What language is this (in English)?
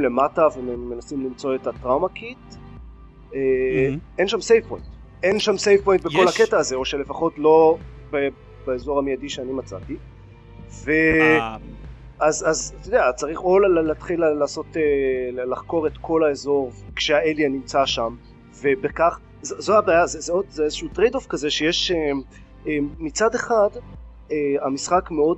Hebrew